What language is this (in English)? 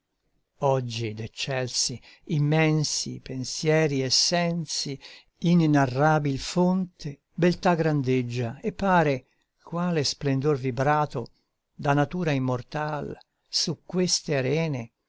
Italian